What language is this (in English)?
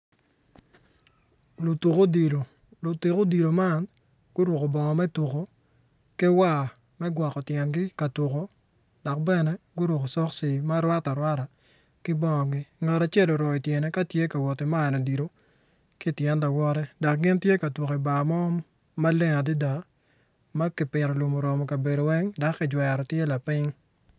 Acoli